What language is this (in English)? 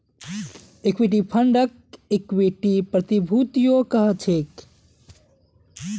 Magahi